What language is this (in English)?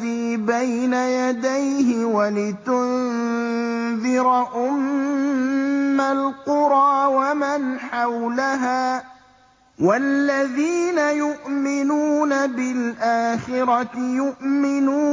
Arabic